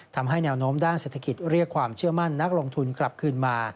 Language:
Thai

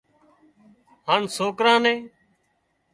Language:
Wadiyara Koli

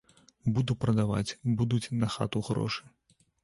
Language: Belarusian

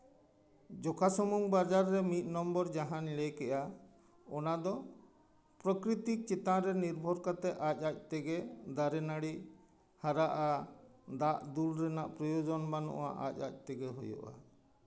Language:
Santali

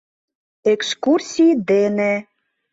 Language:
Mari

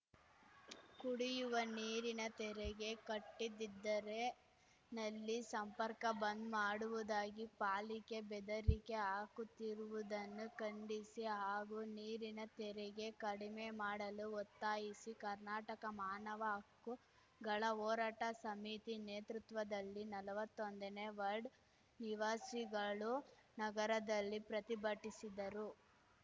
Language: Kannada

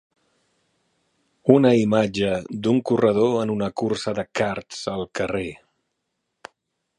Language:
Catalan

